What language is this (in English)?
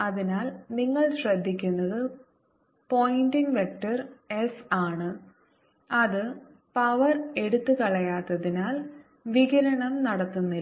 Malayalam